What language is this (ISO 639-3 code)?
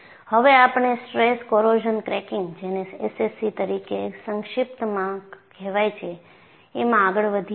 guj